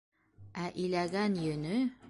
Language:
Bashkir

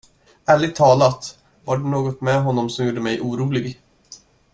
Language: Swedish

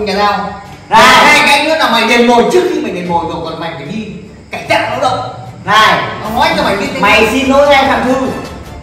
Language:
Vietnamese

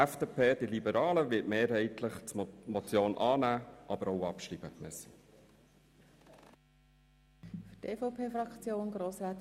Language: Swiss German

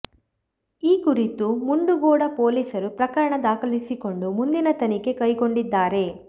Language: Kannada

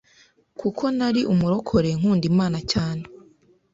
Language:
Kinyarwanda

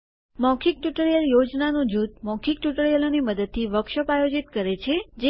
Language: Gujarati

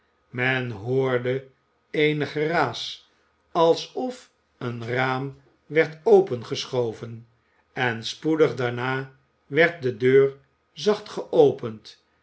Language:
Dutch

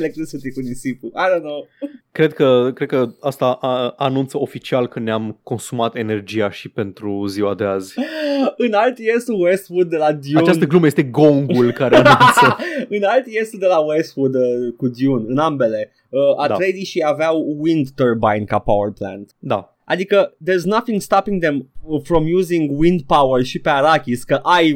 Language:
Romanian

